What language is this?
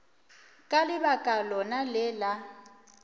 Northern Sotho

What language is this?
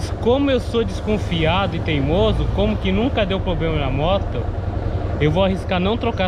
Portuguese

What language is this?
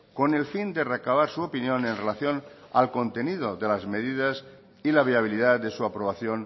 Spanish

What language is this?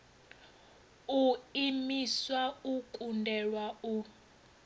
Venda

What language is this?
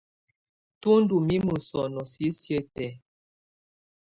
Tunen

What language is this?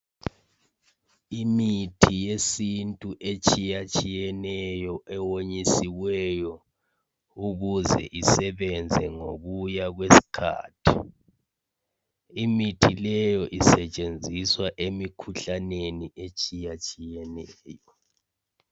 North Ndebele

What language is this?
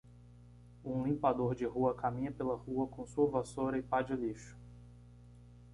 Portuguese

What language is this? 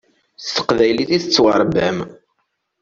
Kabyle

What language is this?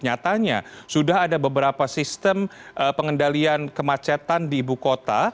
Indonesian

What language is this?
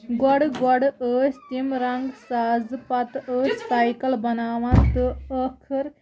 Kashmiri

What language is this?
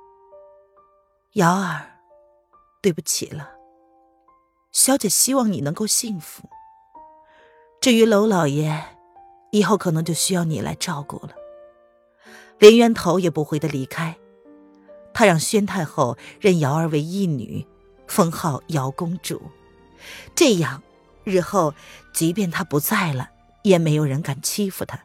Chinese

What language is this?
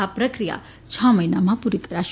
Gujarati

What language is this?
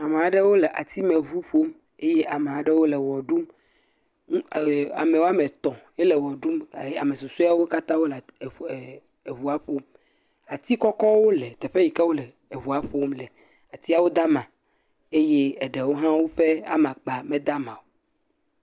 Ewe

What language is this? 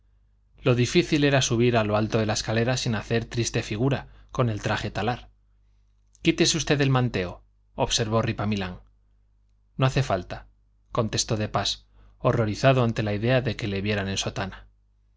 Spanish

